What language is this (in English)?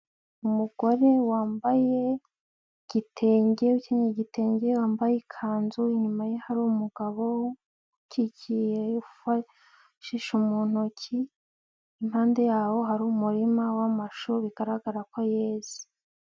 Kinyarwanda